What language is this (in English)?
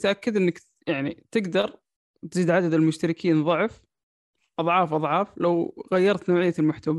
Arabic